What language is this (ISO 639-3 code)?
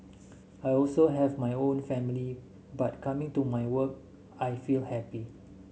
eng